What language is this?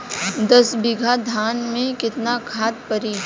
Bhojpuri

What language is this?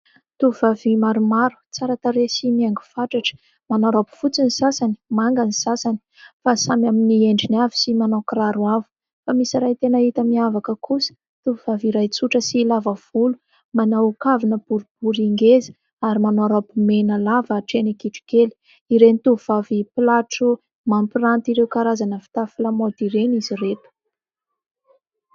Malagasy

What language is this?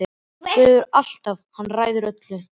Icelandic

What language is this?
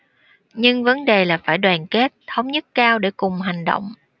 Vietnamese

